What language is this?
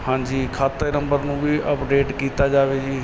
Punjabi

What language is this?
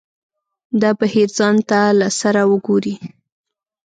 Pashto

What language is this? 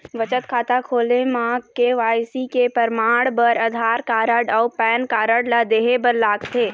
Chhattisgarhi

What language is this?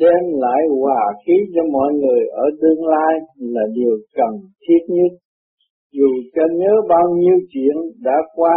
Vietnamese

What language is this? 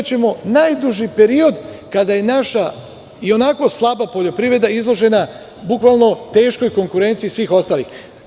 Serbian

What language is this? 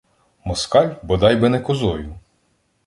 Ukrainian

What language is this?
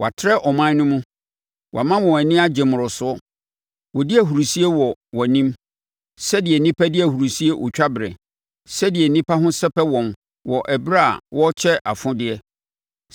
Akan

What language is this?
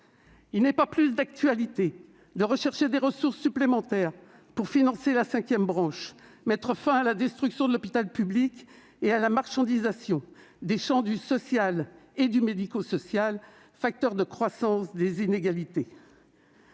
French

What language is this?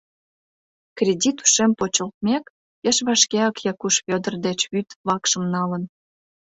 Mari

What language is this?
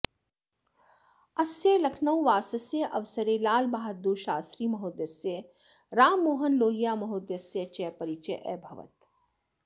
Sanskrit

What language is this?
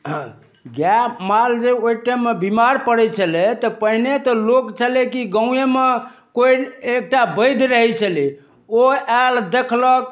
Maithili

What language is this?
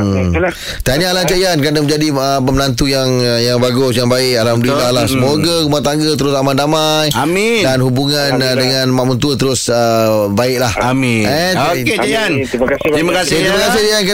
Malay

